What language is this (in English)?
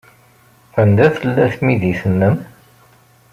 Kabyle